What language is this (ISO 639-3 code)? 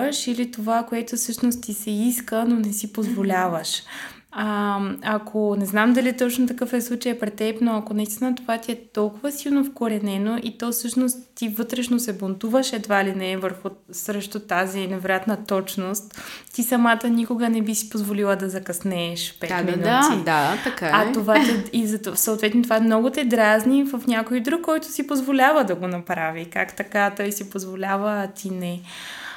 bul